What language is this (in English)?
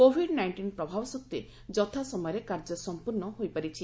Odia